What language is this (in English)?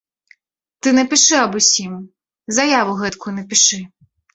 Belarusian